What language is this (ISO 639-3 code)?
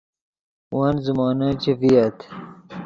ydg